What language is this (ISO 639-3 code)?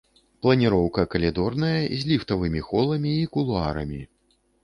bel